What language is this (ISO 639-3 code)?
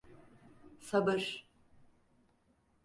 tur